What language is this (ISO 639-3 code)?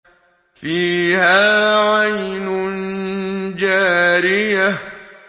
ara